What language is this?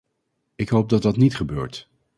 Dutch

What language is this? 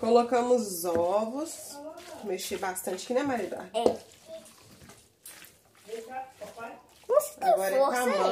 Portuguese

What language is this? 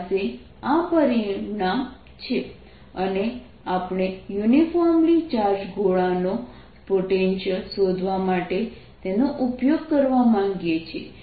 Gujarati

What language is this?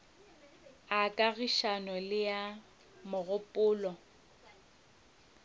Northern Sotho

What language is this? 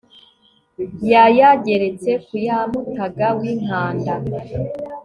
Kinyarwanda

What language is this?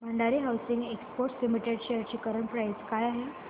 Marathi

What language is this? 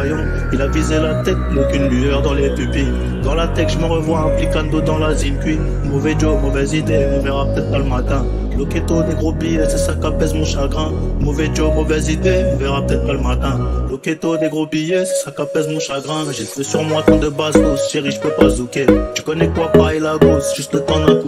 French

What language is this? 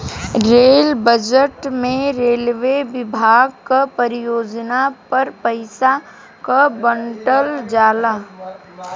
Bhojpuri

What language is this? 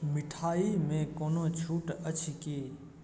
Maithili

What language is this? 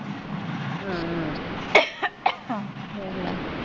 Punjabi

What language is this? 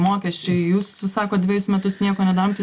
Lithuanian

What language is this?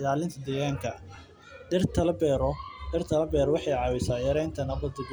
Somali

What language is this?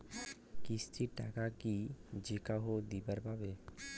Bangla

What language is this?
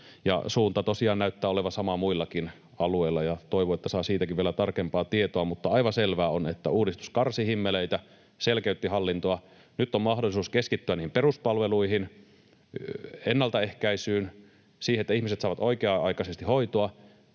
Finnish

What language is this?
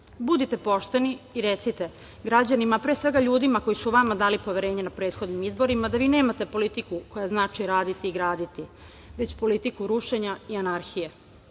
Serbian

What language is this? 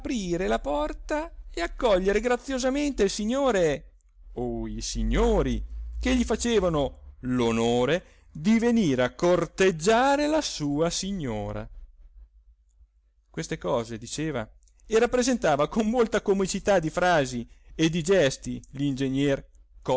Italian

